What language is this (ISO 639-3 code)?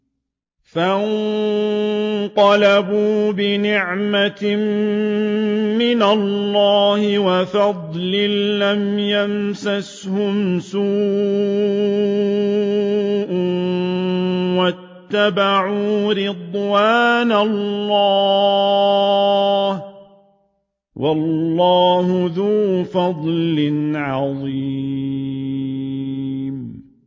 ara